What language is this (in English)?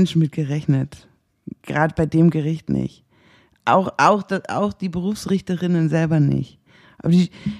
German